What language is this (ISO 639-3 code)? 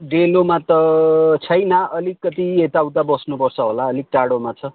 nep